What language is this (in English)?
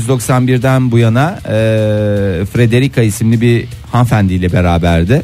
Turkish